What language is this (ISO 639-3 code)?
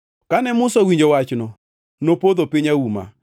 luo